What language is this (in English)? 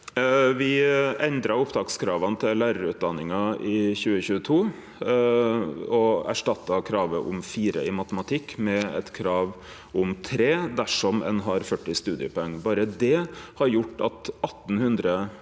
Norwegian